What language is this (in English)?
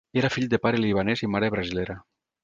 Catalan